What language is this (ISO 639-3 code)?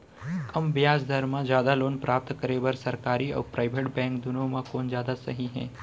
hne